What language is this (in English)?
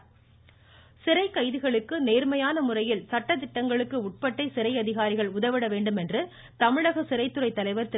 Tamil